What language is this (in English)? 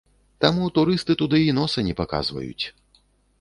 Belarusian